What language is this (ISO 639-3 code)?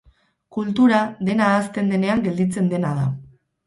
eus